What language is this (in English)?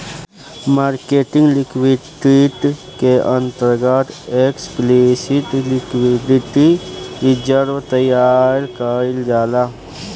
Bhojpuri